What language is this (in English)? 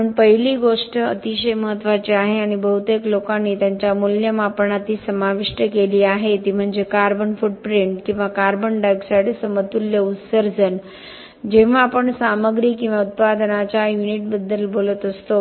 Marathi